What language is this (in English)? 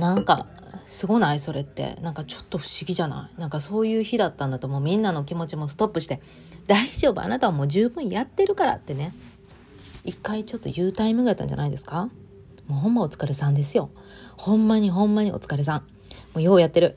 Japanese